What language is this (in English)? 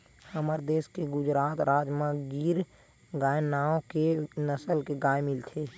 Chhattisgarhi